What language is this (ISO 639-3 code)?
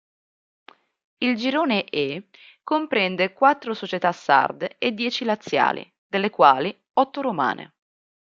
ita